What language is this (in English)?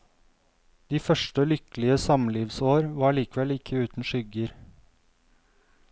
Norwegian